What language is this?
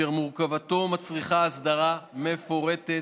Hebrew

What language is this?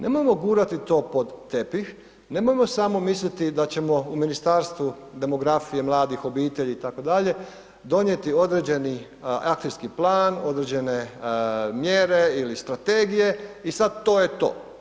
Croatian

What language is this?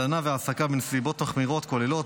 Hebrew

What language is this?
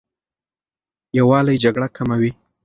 Pashto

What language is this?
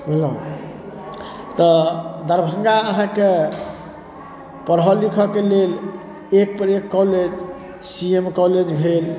Maithili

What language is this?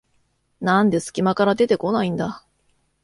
Japanese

